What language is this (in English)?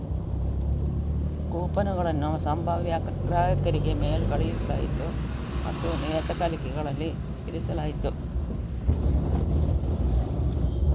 Kannada